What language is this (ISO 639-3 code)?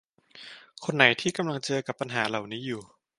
tha